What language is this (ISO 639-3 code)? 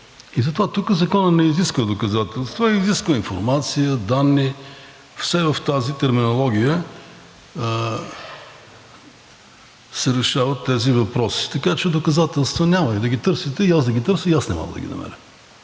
bul